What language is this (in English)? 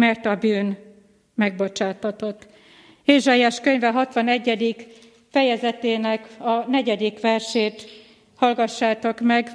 Hungarian